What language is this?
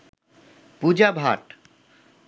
Bangla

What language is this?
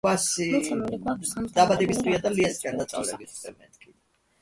Georgian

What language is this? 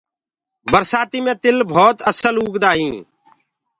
Gurgula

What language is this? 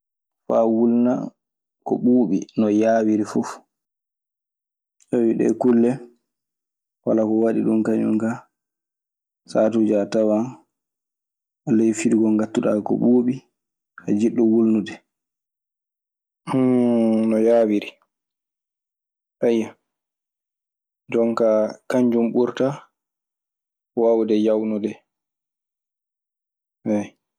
Maasina Fulfulde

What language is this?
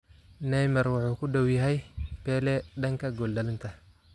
Somali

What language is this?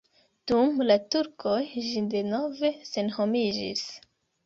Esperanto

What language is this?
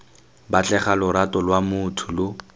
Tswana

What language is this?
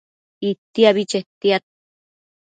Matsés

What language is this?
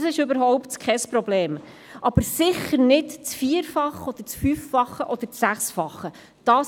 Swiss German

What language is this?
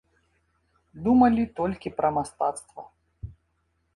Belarusian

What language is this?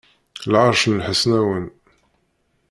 Kabyle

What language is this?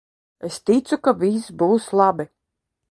Latvian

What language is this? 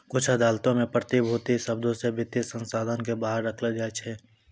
Maithili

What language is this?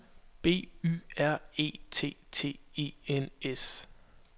Danish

